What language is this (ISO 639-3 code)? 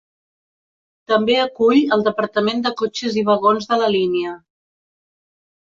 cat